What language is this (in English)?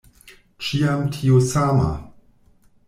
Esperanto